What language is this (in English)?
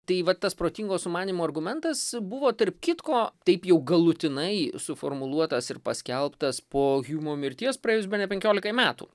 Lithuanian